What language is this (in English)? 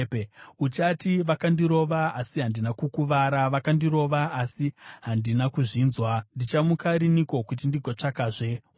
Shona